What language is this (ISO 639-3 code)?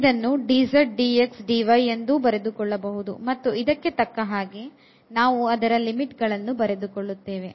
kan